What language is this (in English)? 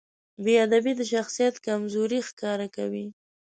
Pashto